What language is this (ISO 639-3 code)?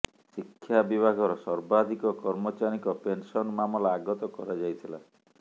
ori